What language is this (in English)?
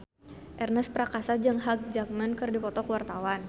Sundanese